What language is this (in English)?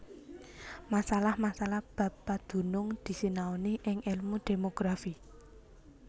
Javanese